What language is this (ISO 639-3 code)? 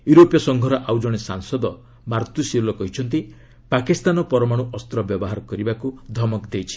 ori